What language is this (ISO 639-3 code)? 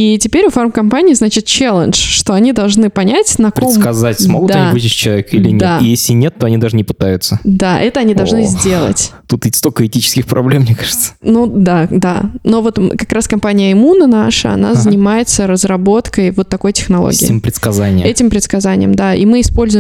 rus